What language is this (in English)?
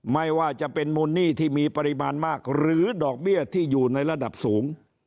Thai